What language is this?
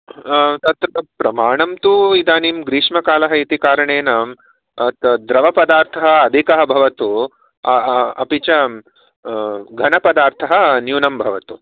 Sanskrit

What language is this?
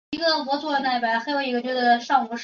Chinese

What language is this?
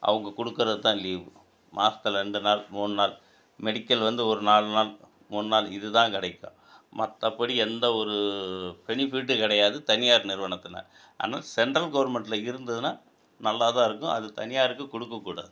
Tamil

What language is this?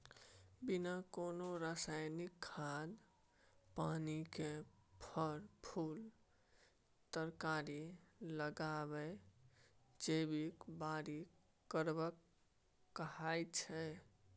Maithili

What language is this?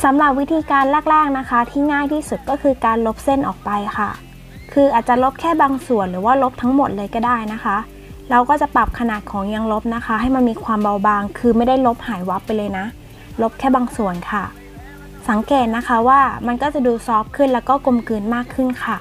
Thai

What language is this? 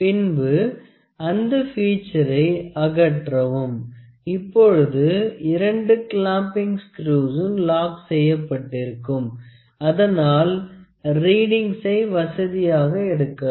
Tamil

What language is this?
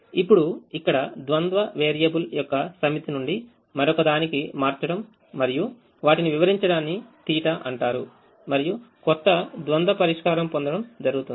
Telugu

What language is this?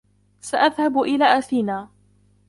Arabic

